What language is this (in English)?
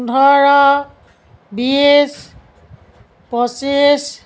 Assamese